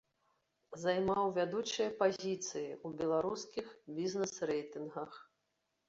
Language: Belarusian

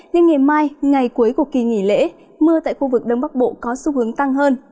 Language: Vietnamese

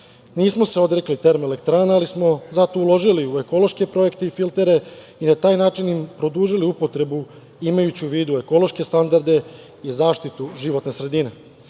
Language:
Serbian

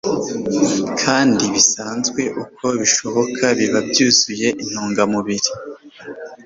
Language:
Kinyarwanda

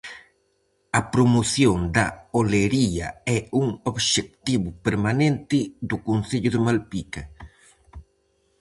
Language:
Galician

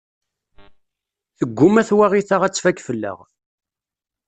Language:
Kabyle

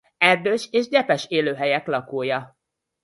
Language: Hungarian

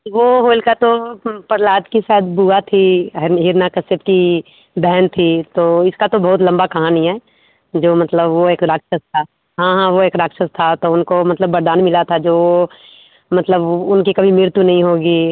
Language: Hindi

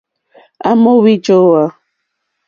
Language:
Mokpwe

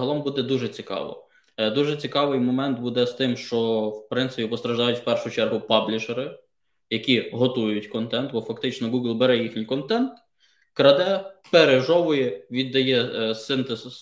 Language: Ukrainian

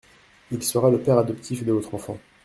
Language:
French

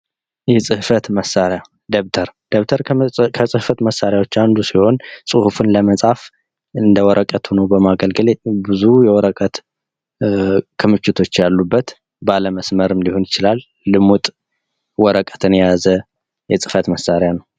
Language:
Amharic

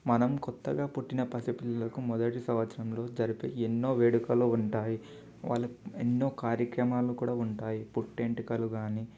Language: Telugu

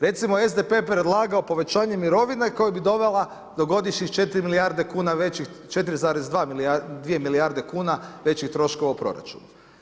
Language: Croatian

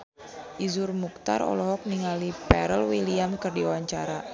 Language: Sundanese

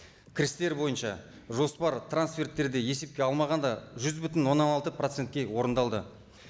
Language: Kazakh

